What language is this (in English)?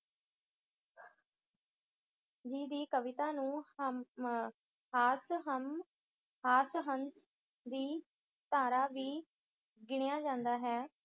Punjabi